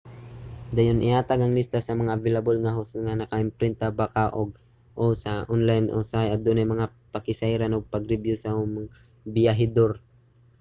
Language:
Cebuano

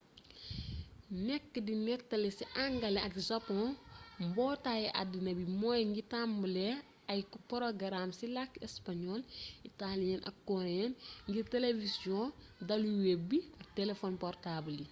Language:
Wolof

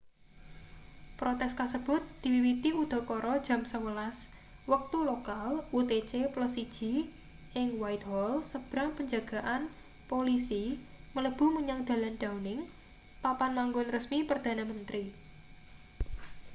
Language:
Javanese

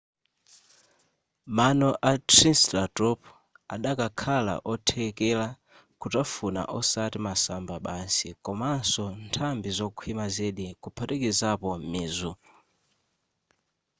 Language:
Nyanja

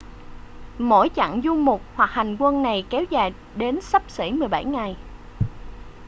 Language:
Vietnamese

